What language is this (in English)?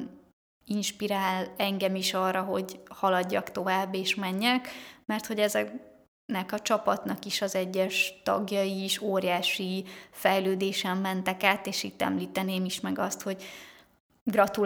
Hungarian